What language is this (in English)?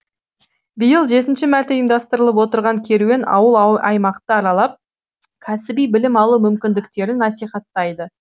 Kazakh